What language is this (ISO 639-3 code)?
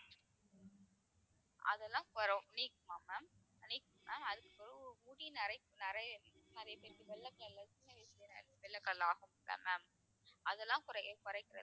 tam